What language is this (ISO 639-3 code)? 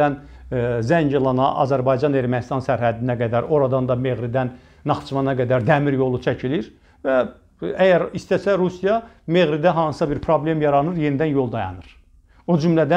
tur